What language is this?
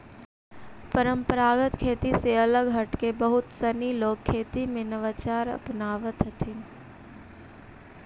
Magahi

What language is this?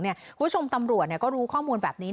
Thai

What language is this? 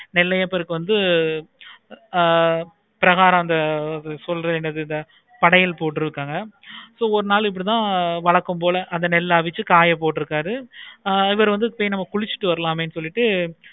Tamil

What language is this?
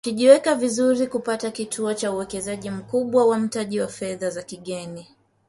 Swahili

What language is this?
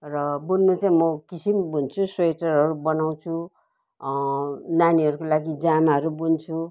Nepali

